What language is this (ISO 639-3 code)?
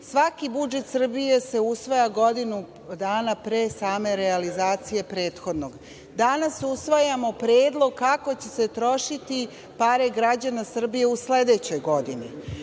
srp